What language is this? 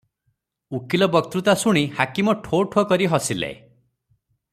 Odia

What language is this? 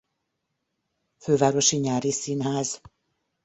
Hungarian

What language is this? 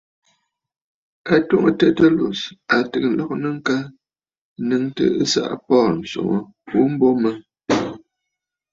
Bafut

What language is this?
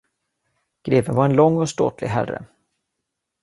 Swedish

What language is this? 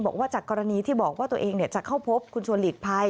Thai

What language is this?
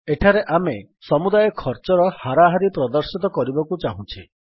Odia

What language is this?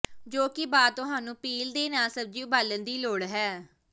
Punjabi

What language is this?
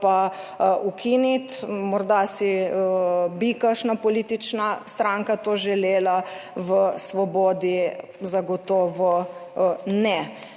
Slovenian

